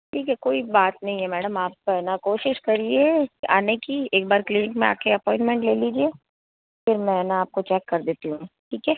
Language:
Hindi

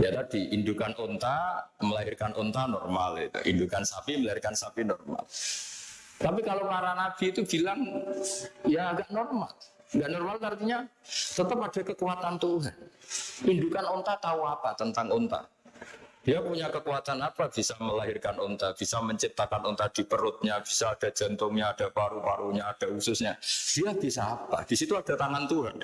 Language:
Indonesian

